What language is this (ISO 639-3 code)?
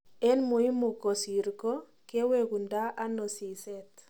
kln